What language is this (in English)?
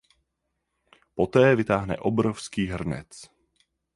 Czech